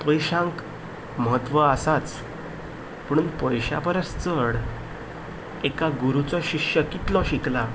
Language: Konkani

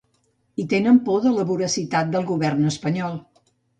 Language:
Catalan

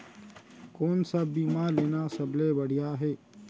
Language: Chhattisgarhi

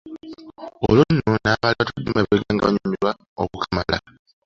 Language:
Ganda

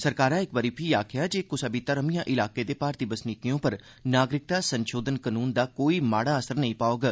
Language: Dogri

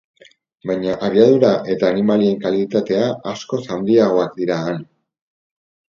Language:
Basque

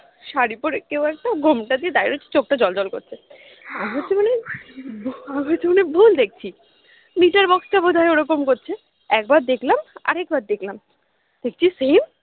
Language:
Bangla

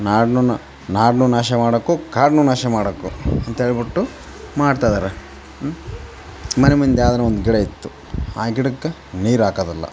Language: Kannada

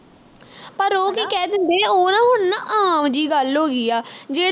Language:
Punjabi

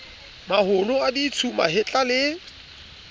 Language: Southern Sotho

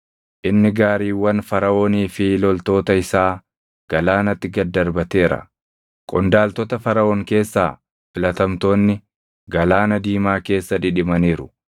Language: Oromo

